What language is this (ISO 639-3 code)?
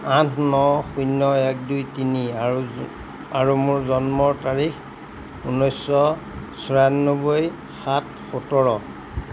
asm